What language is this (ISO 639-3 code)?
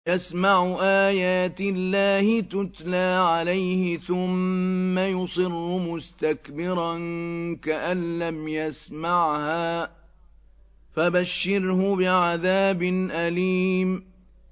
ara